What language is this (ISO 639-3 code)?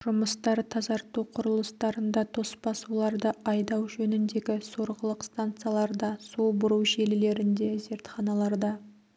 kaz